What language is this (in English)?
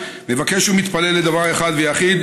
Hebrew